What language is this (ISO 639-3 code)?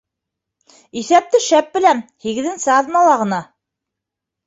bak